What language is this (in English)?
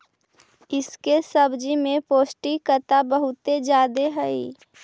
Magahi